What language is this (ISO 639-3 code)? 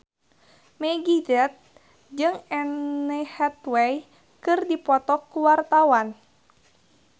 sun